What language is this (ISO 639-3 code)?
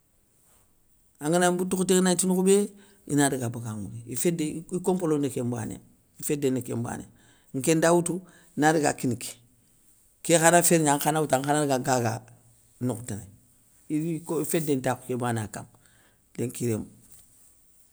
snk